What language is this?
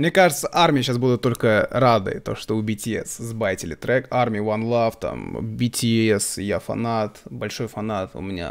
Russian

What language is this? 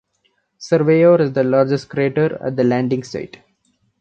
English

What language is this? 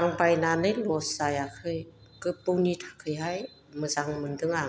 Bodo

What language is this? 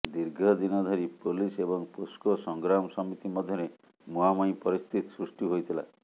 Odia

